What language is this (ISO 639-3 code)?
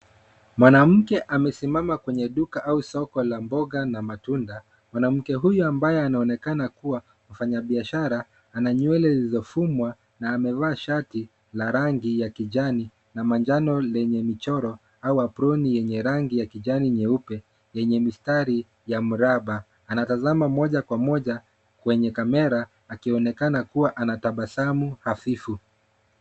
swa